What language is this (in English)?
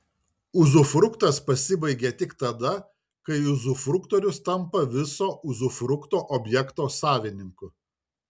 Lithuanian